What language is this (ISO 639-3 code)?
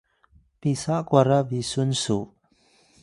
tay